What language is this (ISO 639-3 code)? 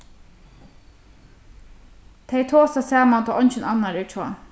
fao